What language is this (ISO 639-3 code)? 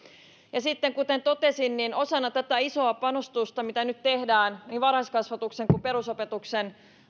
fin